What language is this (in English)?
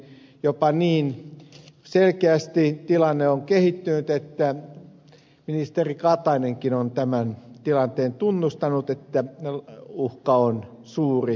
Finnish